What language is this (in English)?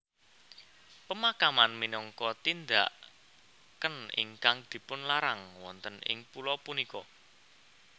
Javanese